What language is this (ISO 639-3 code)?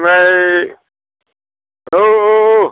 brx